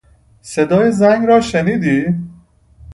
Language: Persian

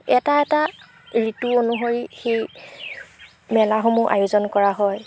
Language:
Assamese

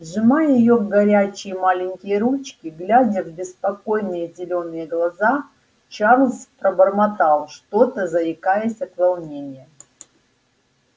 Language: Russian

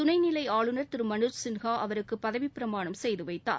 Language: Tamil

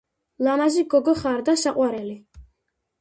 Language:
Georgian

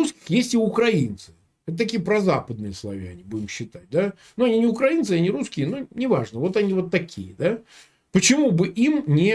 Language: Russian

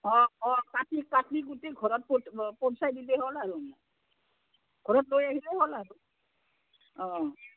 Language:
Assamese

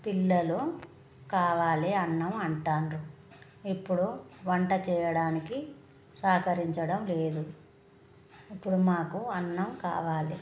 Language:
Telugu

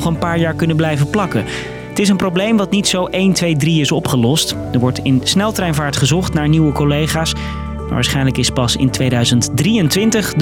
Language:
Dutch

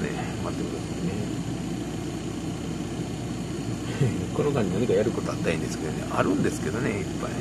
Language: Japanese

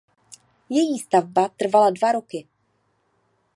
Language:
Czech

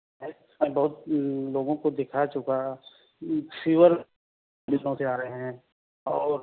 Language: Urdu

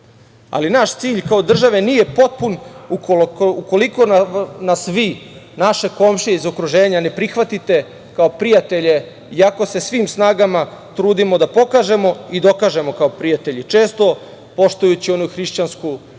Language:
Serbian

